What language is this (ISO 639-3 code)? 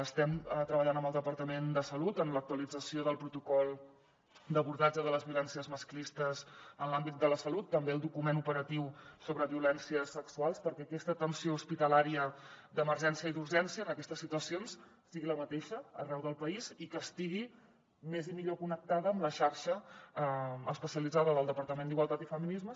cat